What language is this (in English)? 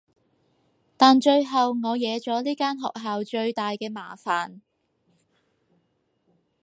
Cantonese